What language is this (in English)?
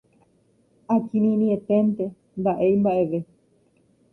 Guarani